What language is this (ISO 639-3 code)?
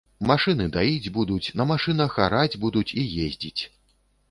bel